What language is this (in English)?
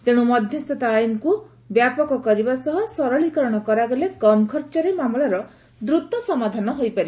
Odia